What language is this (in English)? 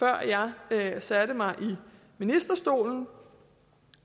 Danish